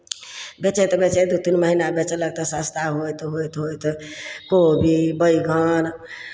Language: Maithili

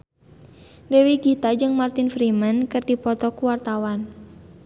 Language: Sundanese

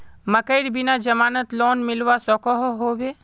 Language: Magahi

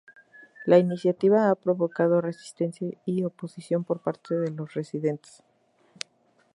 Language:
Spanish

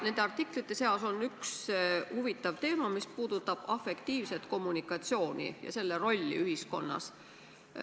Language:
Estonian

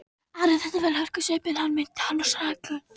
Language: Icelandic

